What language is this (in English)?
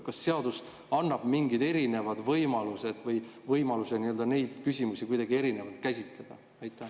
Estonian